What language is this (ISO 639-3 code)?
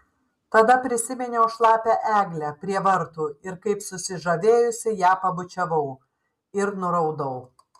lit